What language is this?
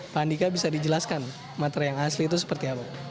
Indonesian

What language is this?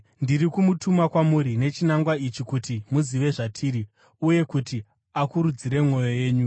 Shona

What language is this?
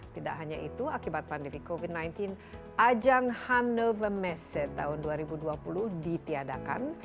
Indonesian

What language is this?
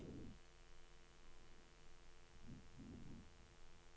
Norwegian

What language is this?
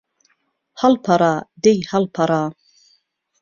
Central Kurdish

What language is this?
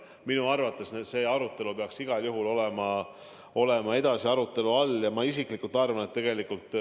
Estonian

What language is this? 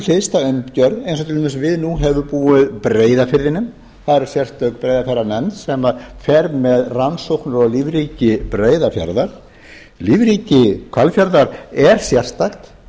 Icelandic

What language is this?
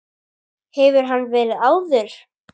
Icelandic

